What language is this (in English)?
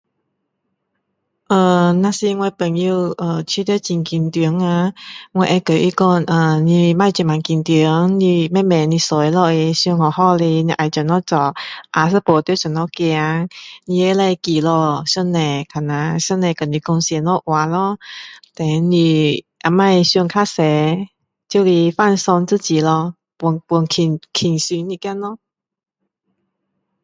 Min Dong Chinese